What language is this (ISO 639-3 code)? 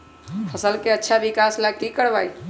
mag